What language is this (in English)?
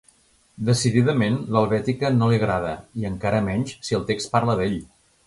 Catalan